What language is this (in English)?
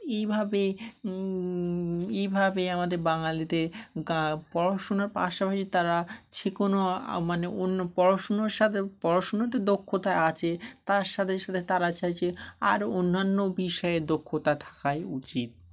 Bangla